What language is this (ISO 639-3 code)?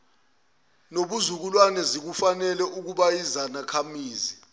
zul